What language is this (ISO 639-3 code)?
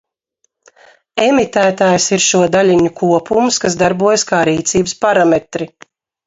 lav